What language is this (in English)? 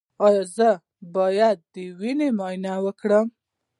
Pashto